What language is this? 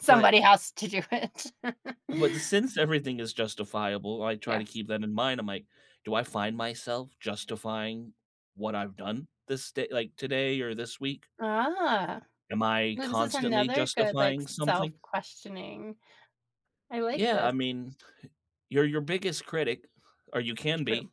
English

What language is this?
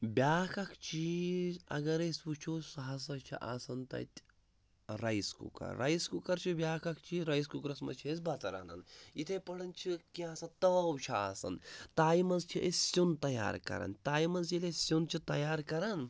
Kashmiri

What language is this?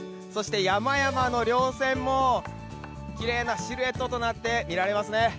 Japanese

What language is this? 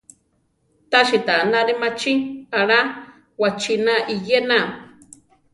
Central Tarahumara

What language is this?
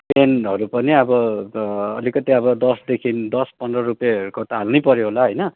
Nepali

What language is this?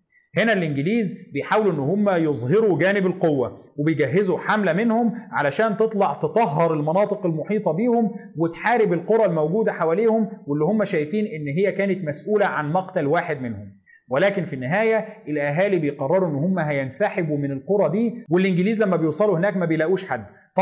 Arabic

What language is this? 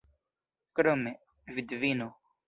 Esperanto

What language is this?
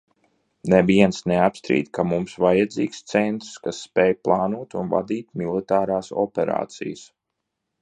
Latvian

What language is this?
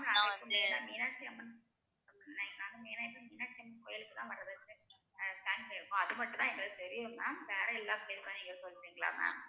Tamil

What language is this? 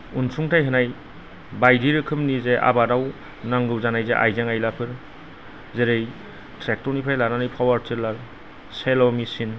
Bodo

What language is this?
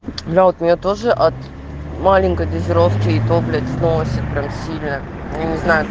Russian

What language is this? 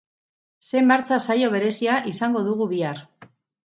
Basque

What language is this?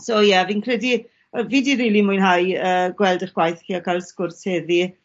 Welsh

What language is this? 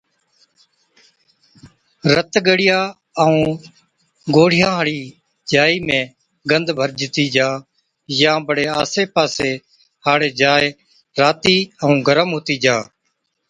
Od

